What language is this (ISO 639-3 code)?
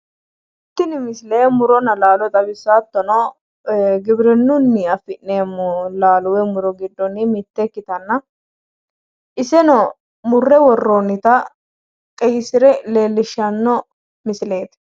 sid